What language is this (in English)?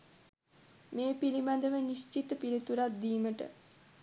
Sinhala